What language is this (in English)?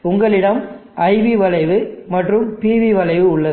Tamil